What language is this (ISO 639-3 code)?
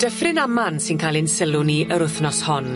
cym